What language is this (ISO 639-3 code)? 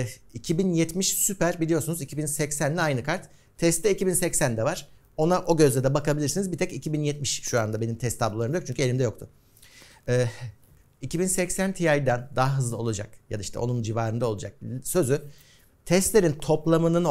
tur